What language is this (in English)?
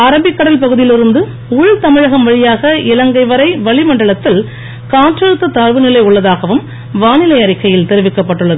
Tamil